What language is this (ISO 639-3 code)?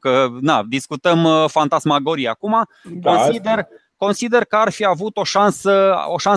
ron